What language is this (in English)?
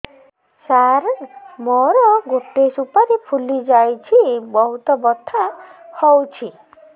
Odia